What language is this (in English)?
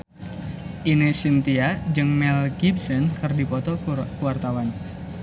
Sundanese